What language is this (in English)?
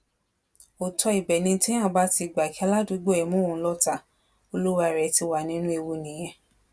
Yoruba